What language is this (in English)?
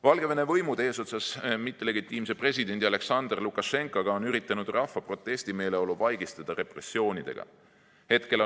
Estonian